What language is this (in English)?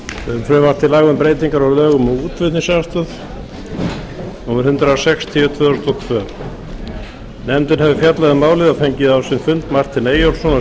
Icelandic